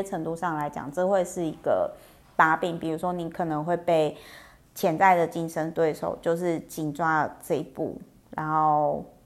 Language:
Chinese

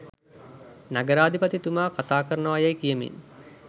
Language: Sinhala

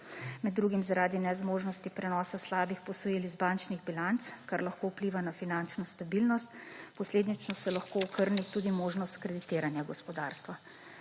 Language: Slovenian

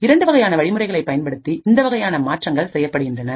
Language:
Tamil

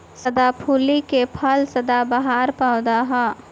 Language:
Bhojpuri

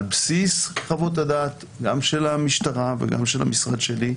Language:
Hebrew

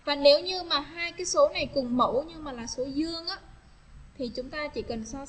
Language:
Vietnamese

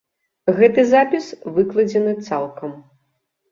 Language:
Belarusian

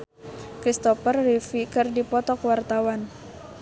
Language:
Sundanese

